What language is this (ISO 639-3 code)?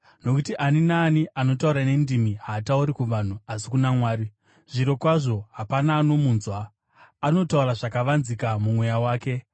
sna